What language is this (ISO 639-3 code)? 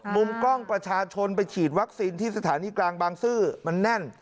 tha